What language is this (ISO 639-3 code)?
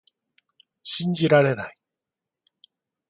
jpn